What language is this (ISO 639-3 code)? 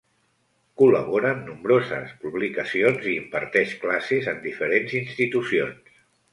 cat